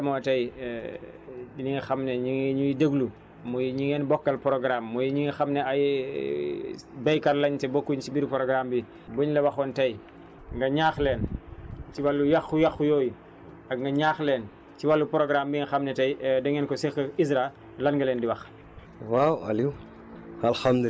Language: Wolof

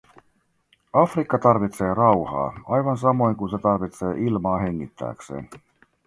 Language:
Finnish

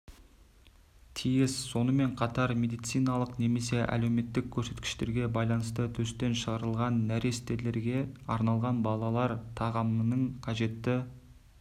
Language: Kazakh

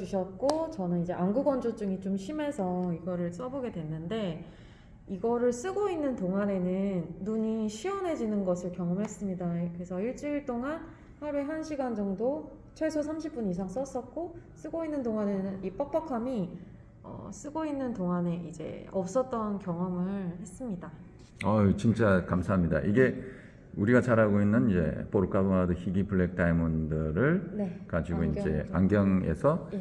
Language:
Korean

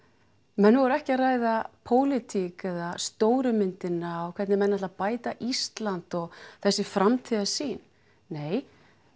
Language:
Icelandic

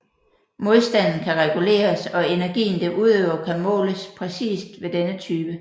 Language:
Danish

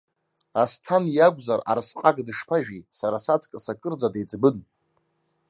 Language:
Abkhazian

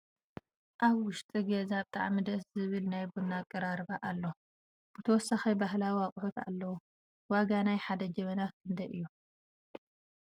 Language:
Tigrinya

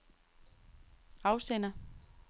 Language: Danish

